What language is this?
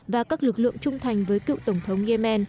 Vietnamese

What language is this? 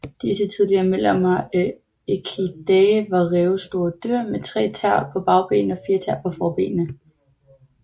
Danish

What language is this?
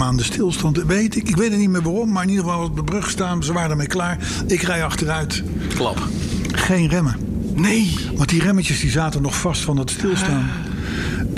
Dutch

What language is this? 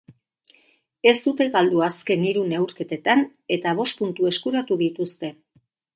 Basque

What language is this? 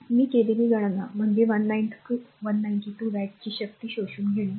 Marathi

